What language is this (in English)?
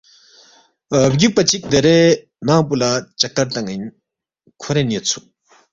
Balti